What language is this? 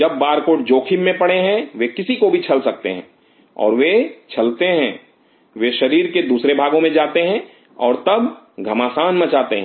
Hindi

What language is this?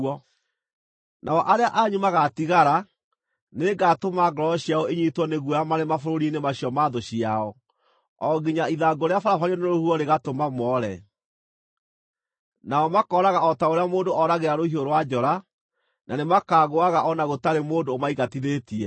Kikuyu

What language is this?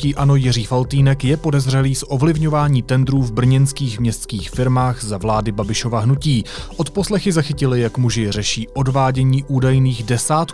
Czech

